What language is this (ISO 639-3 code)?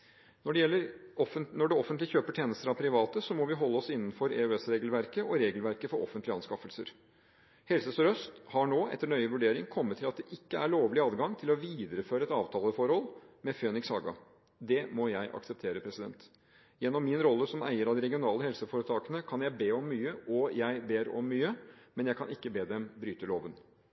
nob